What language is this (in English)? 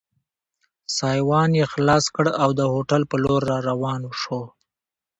Pashto